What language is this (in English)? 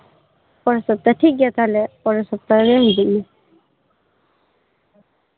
Santali